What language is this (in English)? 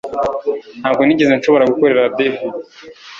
Kinyarwanda